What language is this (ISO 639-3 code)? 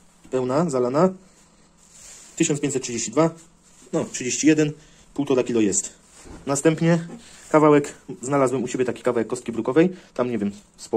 pol